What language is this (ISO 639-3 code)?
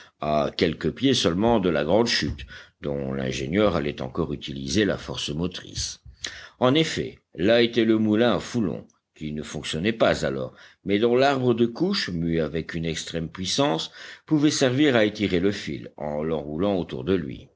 fra